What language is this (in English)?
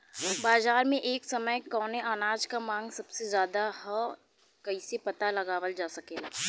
Bhojpuri